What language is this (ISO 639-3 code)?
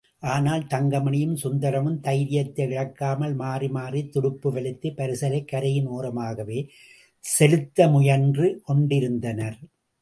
tam